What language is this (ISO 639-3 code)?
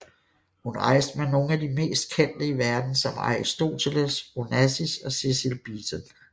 dan